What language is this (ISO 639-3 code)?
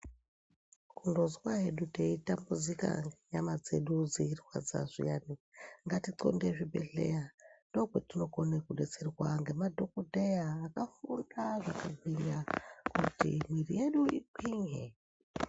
ndc